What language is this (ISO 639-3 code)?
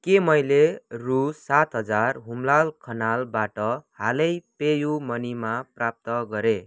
nep